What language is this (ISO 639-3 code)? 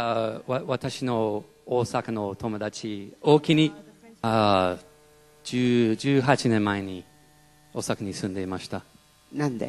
jpn